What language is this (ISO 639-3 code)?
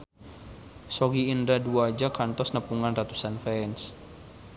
sun